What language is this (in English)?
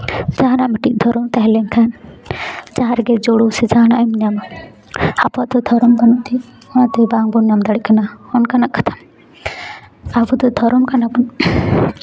Santali